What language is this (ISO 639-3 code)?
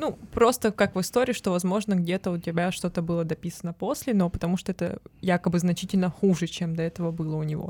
rus